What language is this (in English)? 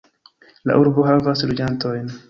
Esperanto